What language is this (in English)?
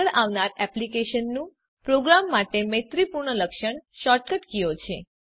Gujarati